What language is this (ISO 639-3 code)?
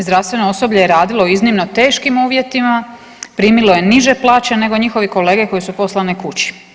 hrv